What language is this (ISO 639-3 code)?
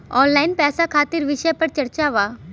bho